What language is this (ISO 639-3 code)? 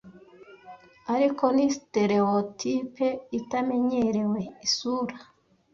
kin